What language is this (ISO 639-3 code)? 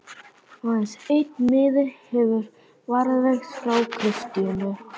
isl